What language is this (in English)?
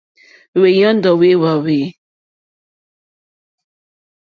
Mokpwe